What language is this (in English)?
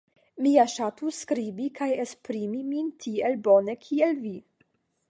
Esperanto